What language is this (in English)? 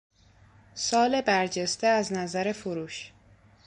Persian